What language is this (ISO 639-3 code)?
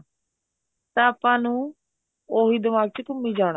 pan